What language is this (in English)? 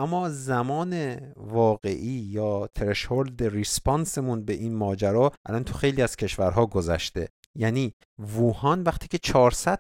Persian